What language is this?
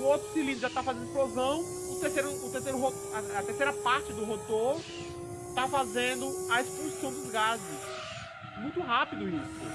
Portuguese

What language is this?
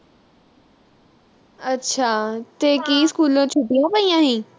Punjabi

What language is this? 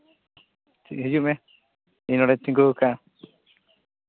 Santali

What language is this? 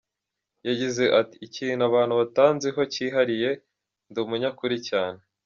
Kinyarwanda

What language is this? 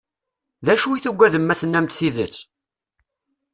Kabyle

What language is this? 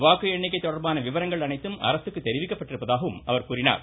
Tamil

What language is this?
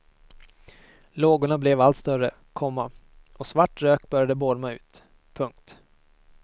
Swedish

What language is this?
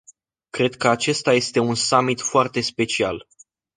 Romanian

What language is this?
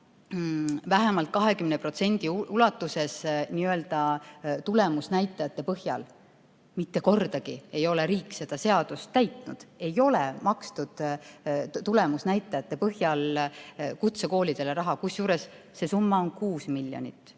Estonian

